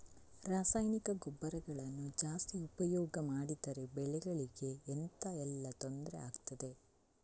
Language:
Kannada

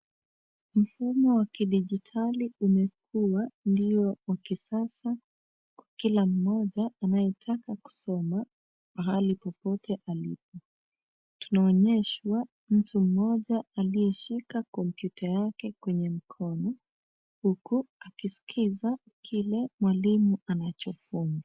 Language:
Swahili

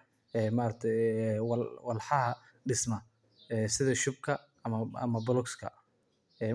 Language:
Somali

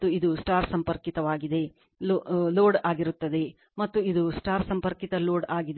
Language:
Kannada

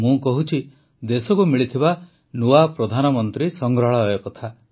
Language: Odia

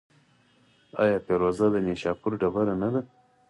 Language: Pashto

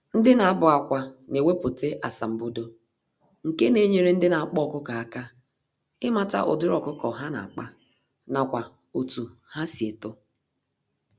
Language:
Igbo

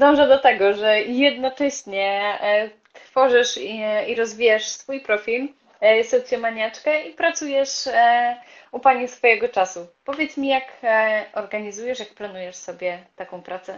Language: Polish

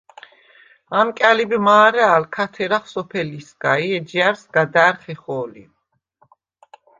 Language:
Svan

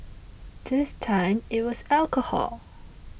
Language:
English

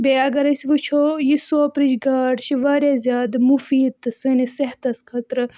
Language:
Kashmiri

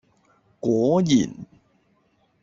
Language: Cantonese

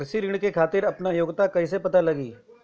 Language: Bhojpuri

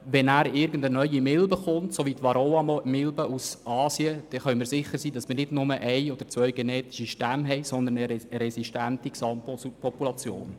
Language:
Swiss German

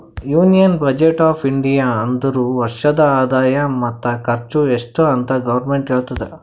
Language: Kannada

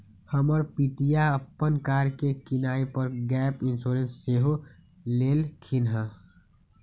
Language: Magahi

